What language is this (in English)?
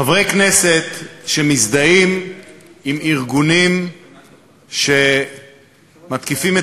Hebrew